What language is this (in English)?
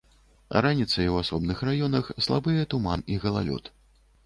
Belarusian